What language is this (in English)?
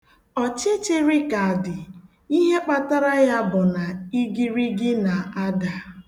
Igbo